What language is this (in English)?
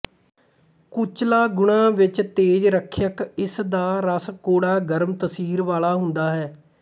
Punjabi